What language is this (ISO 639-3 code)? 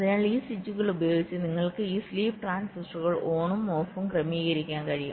mal